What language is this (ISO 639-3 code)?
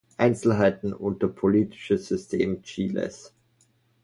deu